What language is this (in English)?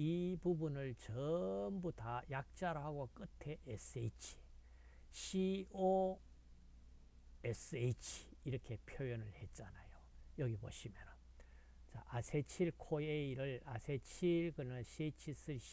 Korean